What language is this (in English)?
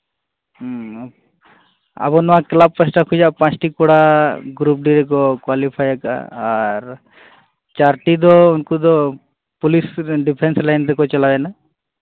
Santali